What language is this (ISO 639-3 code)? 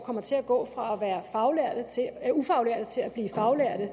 dan